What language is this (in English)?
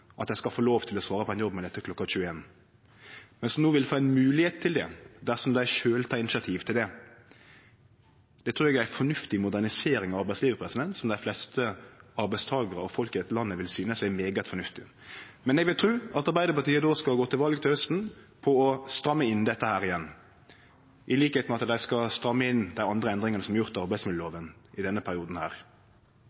Norwegian Nynorsk